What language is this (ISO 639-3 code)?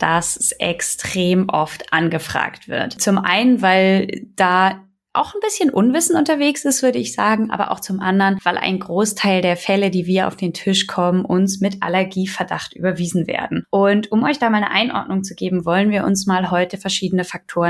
deu